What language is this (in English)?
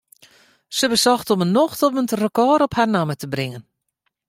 Western Frisian